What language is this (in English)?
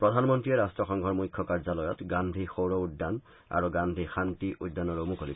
Assamese